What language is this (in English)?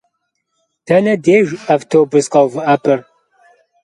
Kabardian